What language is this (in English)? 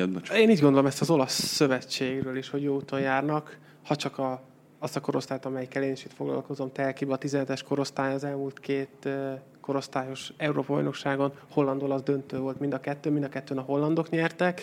Hungarian